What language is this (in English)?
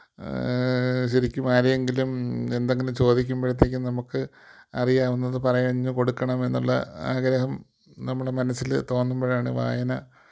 Malayalam